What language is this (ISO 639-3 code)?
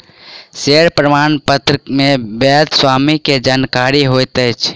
mai